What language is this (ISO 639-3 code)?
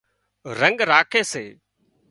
kxp